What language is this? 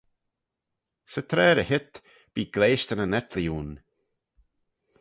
Manx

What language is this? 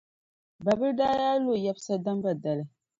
Dagbani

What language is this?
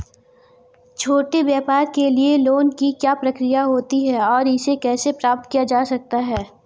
Hindi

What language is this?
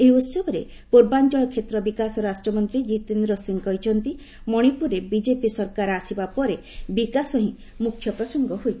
Odia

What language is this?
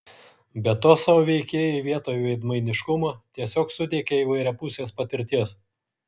Lithuanian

